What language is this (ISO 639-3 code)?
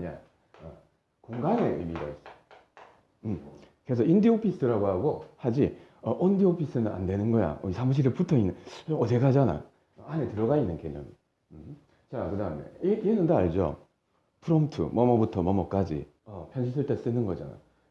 kor